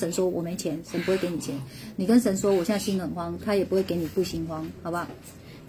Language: Chinese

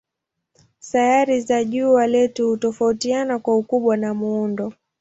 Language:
Swahili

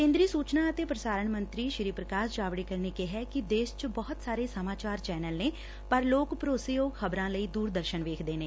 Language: Punjabi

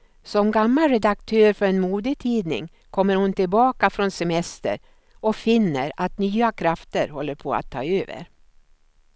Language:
Swedish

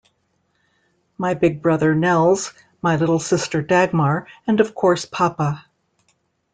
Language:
English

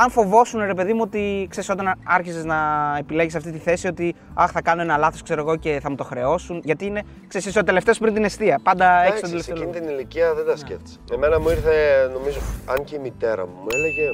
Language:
Greek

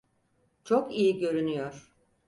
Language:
Turkish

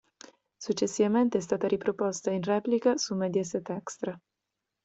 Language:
Italian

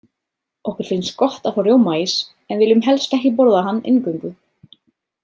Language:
Icelandic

